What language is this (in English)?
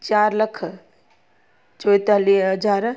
Sindhi